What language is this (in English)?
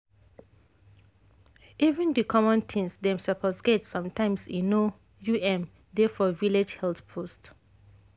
Nigerian Pidgin